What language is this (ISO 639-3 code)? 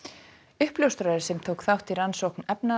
isl